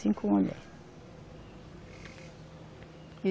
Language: Portuguese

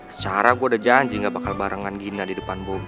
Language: Indonesian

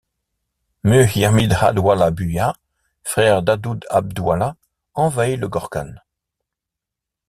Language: French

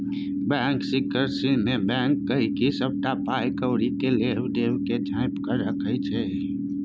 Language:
Maithili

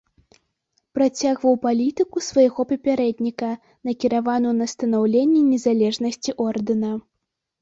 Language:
Belarusian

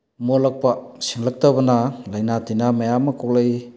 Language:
Manipuri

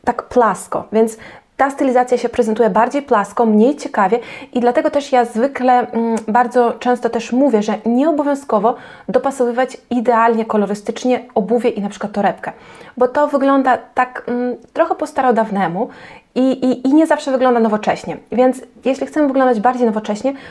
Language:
Polish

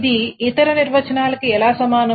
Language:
Telugu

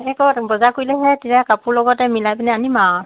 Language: Assamese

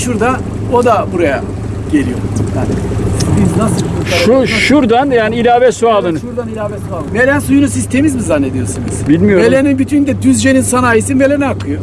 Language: Turkish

